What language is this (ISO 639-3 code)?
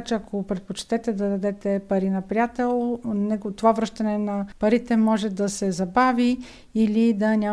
bul